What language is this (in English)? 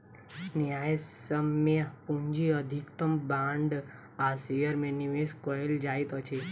Maithili